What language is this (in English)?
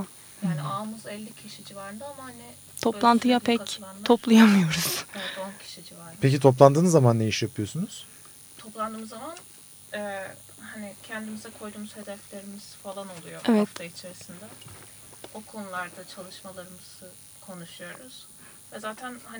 Turkish